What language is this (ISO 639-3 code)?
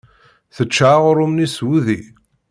kab